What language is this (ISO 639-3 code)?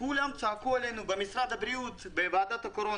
heb